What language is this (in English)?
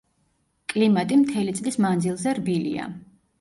Georgian